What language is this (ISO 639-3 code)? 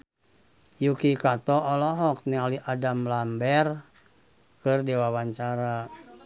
sun